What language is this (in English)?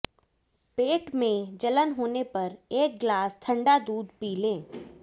Hindi